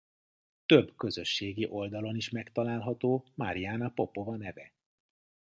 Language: Hungarian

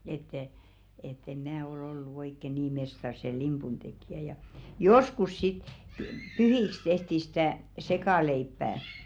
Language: Finnish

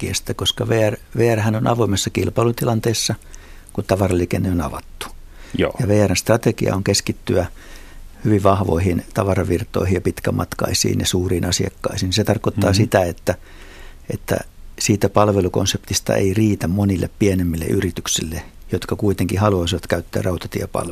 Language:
Finnish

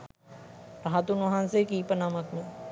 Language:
Sinhala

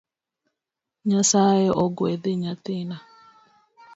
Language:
Luo (Kenya and Tanzania)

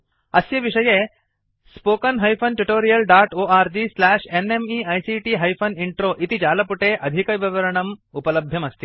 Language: Sanskrit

